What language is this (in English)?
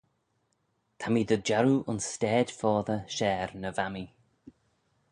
Manx